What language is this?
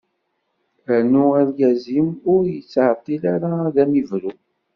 Kabyle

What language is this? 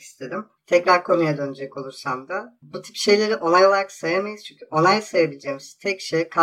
Turkish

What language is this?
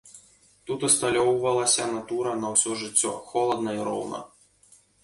Belarusian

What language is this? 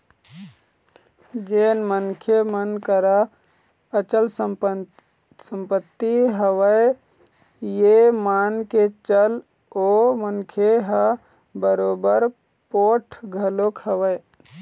Chhattisgarhi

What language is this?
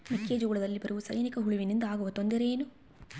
Kannada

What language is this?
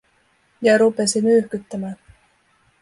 Finnish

